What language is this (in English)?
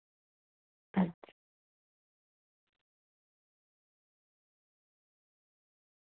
Dogri